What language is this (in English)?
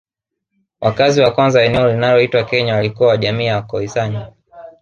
Swahili